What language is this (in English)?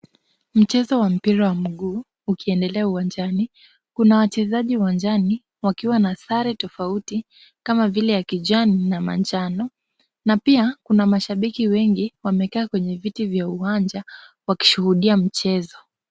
Swahili